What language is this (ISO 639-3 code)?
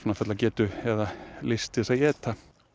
isl